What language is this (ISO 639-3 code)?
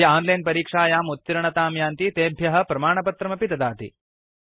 san